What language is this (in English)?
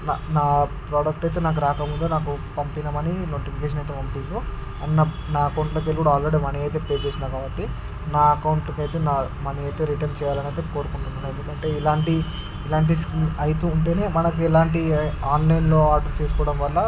Telugu